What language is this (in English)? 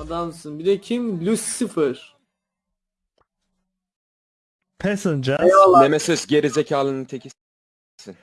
Turkish